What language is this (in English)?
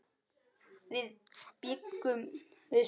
Icelandic